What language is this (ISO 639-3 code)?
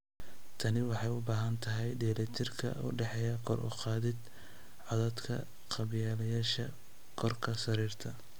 som